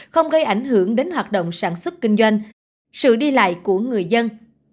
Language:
Vietnamese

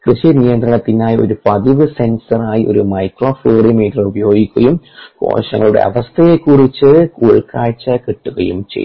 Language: Malayalam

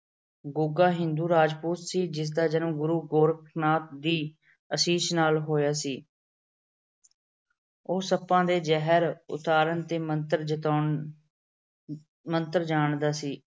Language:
Punjabi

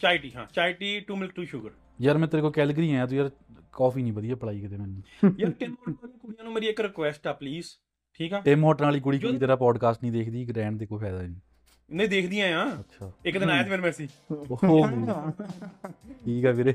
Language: Punjabi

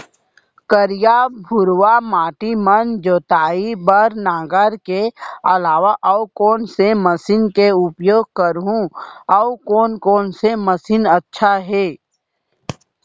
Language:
Chhattisgarhi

